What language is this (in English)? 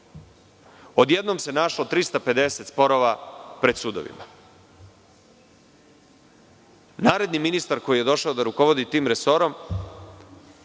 Serbian